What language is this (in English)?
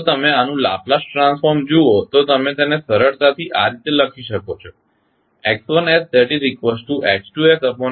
Gujarati